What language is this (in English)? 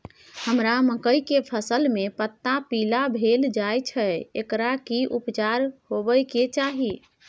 Maithili